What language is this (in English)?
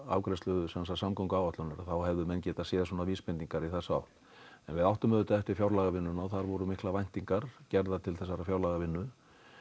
Icelandic